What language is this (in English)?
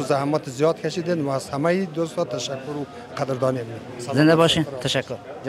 Persian